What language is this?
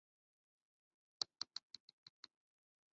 Chinese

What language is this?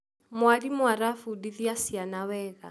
Kikuyu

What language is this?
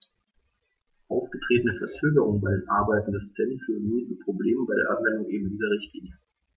German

